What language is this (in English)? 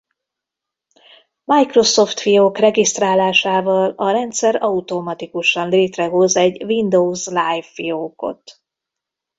Hungarian